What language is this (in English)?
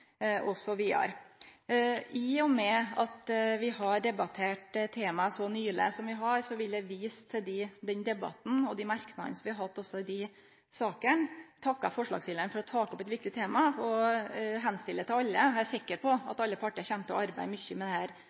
Norwegian Nynorsk